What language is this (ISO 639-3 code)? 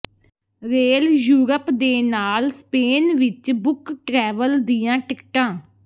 pan